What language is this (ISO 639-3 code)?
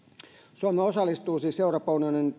fin